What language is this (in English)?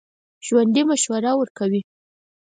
Pashto